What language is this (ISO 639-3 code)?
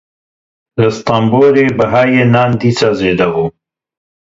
kur